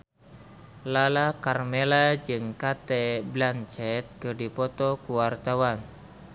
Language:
Sundanese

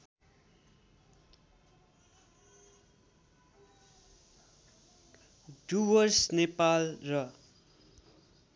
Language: Nepali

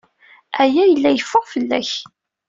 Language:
Kabyle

